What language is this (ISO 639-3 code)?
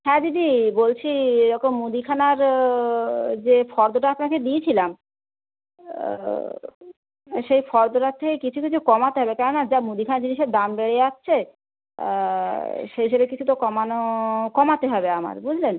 ben